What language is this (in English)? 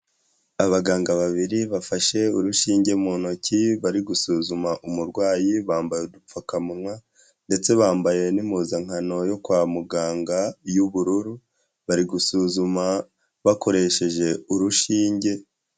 Kinyarwanda